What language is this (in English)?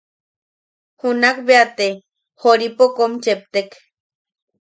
Yaqui